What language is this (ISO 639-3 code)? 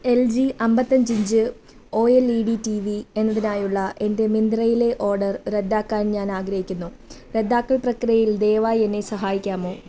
mal